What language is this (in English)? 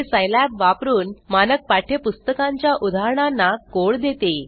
Marathi